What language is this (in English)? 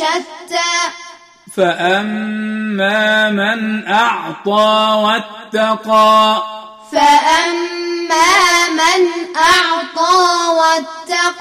Arabic